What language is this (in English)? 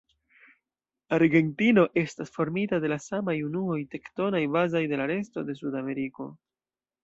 Esperanto